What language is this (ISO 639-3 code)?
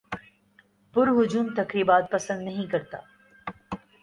urd